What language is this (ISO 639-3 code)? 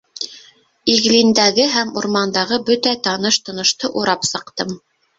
bak